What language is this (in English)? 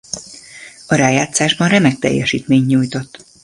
Hungarian